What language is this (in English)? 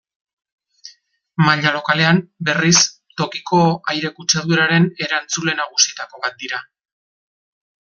Basque